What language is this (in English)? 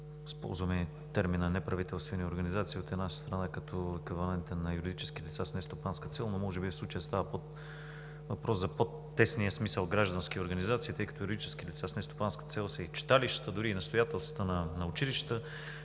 Bulgarian